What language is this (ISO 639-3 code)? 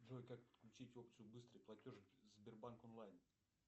rus